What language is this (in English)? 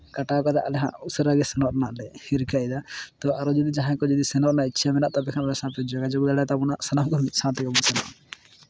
Santali